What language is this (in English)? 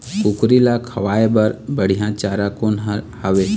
Chhattisgarhi